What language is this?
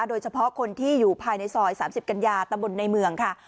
Thai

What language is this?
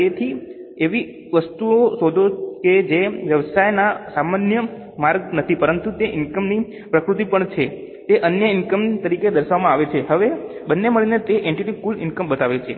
Gujarati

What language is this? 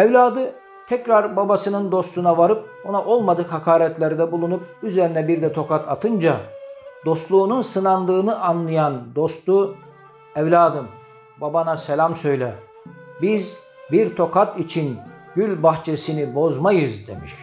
Turkish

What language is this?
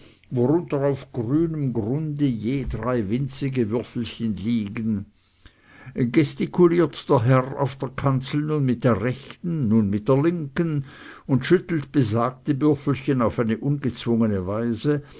German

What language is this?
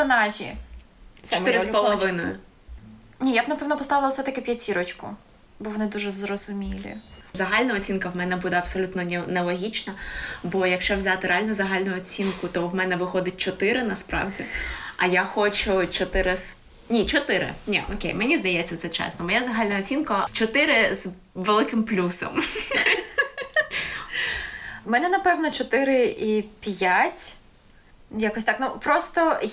Ukrainian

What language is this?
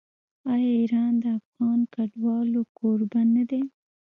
Pashto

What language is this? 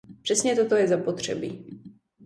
Czech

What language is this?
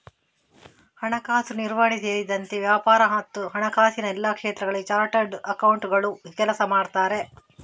Kannada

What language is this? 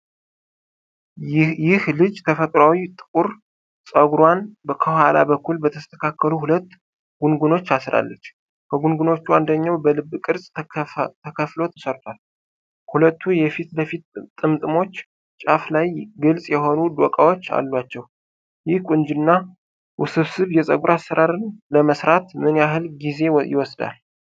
Amharic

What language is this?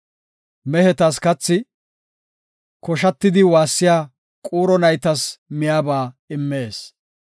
Gofa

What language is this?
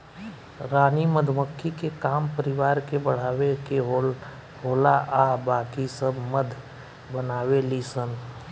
Bhojpuri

